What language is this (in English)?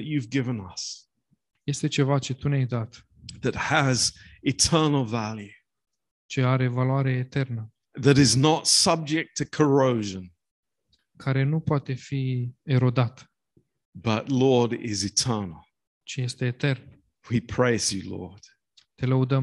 Romanian